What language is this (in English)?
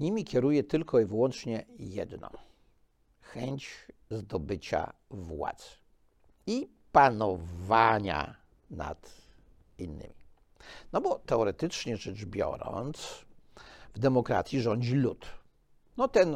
Polish